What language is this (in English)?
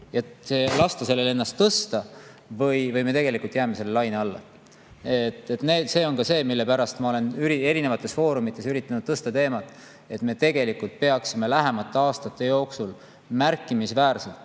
Estonian